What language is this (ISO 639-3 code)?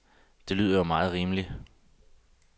dan